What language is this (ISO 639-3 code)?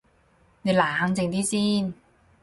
yue